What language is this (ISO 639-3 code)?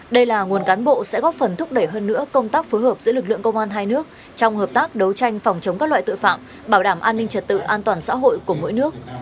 vie